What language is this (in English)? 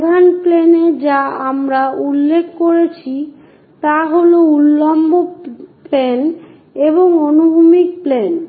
Bangla